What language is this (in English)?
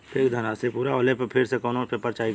Bhojpuri